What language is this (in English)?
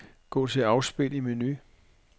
Danish